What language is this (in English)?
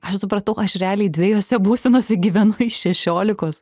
Lithuanian